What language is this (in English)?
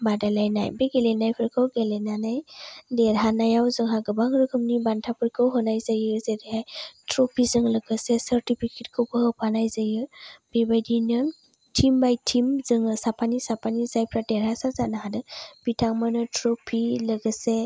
Bodo